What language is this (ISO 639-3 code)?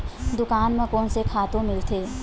hne